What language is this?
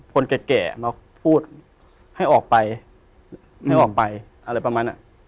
Thai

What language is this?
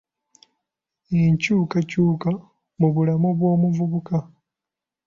Ganda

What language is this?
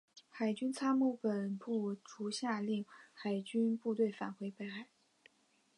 Chinese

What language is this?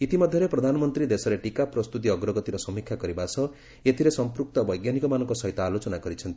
Odia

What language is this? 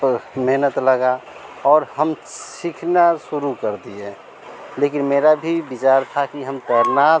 Hindi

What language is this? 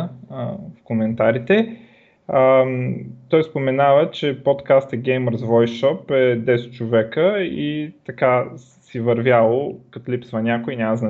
Bulgarian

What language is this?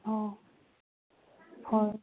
Manipuri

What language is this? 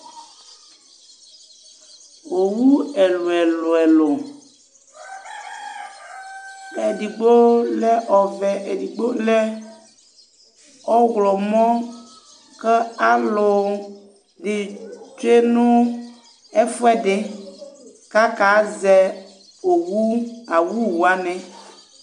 Ikposo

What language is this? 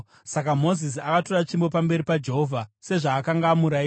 Shona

